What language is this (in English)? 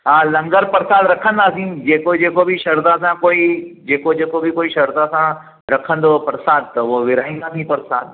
Sindhi